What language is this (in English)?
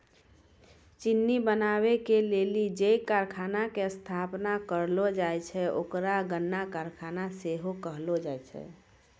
Maithili